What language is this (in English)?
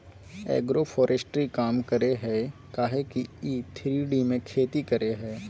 Magahi